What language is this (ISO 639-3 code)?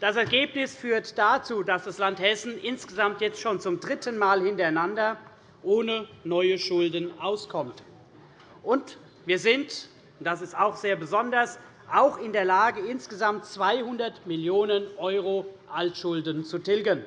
deu